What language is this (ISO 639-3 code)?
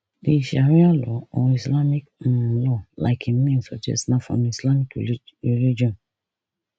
pcm